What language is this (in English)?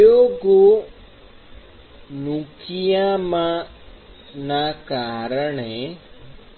Gujarati